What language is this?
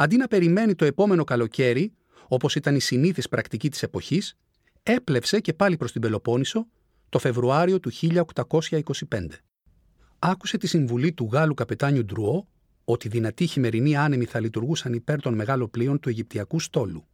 Greek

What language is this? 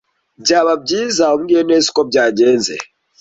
Kinyarwanda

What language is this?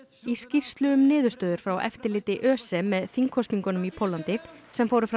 Icelandic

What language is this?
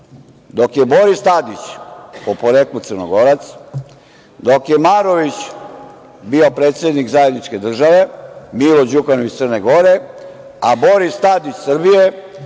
Serbian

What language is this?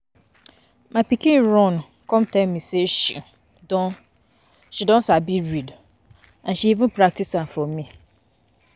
Nigerian Pidgin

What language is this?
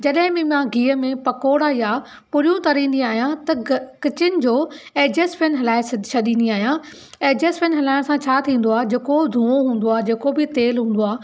Sindhi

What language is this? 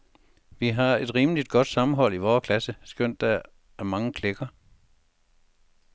Danish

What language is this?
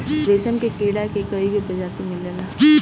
Bhojpuri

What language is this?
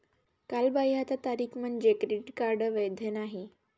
Marathi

